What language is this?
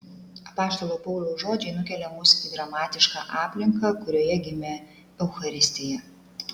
Lithuanian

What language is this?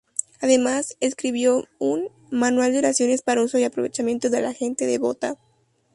Spanish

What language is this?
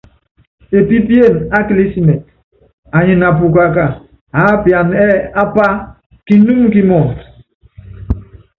Yangben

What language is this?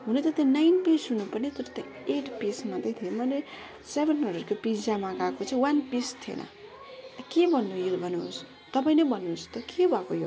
Nepali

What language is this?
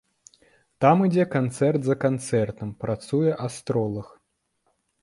Belarusian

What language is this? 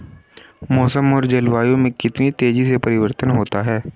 Hindi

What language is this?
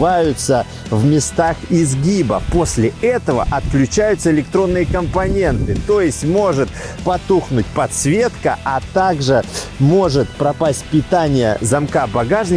Russian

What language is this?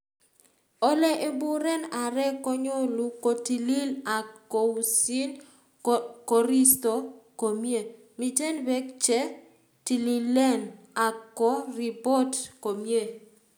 Kalenjin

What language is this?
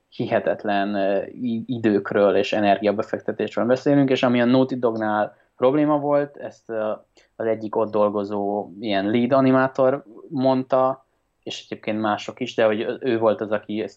Hungarian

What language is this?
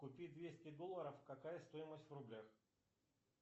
Russian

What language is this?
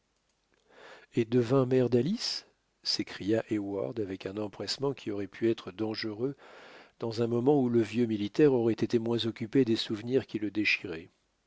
French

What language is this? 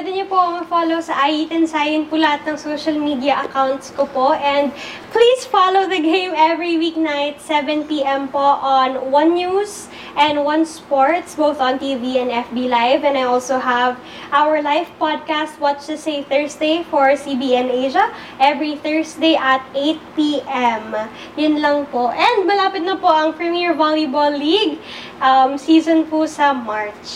Filipino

